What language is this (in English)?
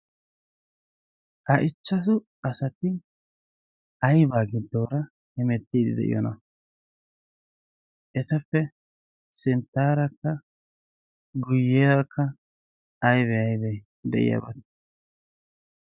Wolaytta